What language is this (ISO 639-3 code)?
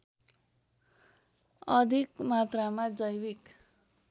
nep